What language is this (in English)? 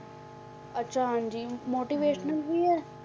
Punjabi